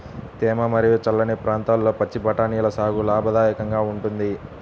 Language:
Telugu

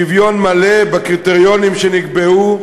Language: Hebrew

